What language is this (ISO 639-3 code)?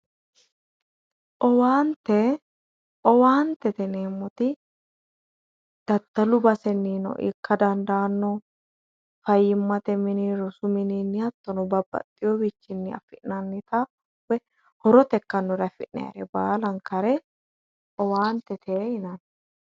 sid